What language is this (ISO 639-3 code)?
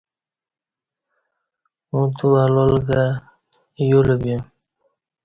bsh